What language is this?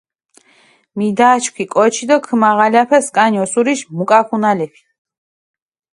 Mingrelian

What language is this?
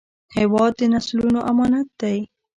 Pashto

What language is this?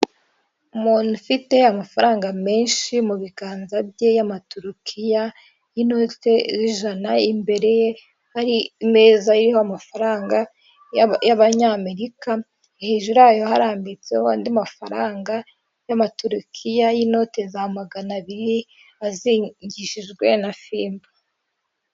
Kinyarwanda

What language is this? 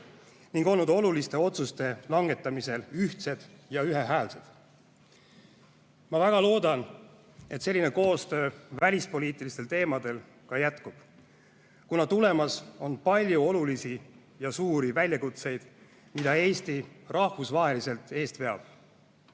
Estonian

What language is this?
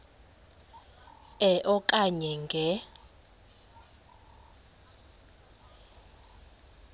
Xhosa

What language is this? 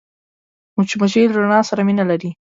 Pashto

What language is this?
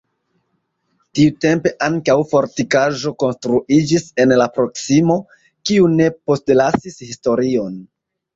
Esperanto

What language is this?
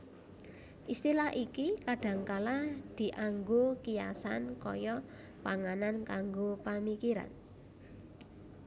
Javanese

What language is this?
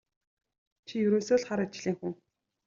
Mongolian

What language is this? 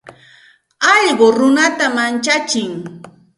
Santa Ana de Tusi Pasco Quechua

